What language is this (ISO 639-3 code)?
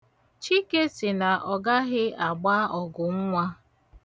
ibo